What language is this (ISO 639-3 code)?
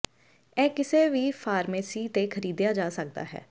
pan